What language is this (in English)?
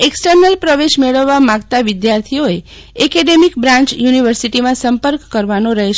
Gujarati